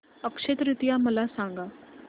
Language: Marathi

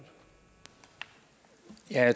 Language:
Danish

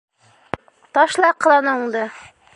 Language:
Bashkir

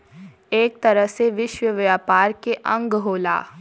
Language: Bhojpuri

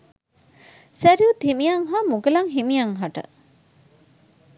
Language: Sinhala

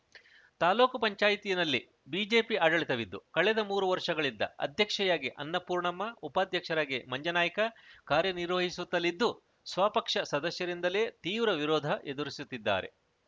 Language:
Kannada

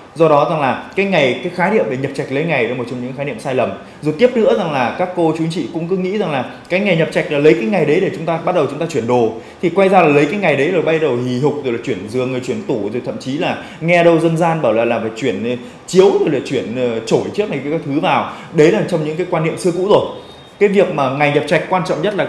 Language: Vietnamese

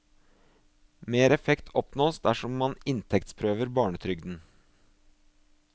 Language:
Norwegian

